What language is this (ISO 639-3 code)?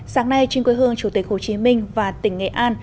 vie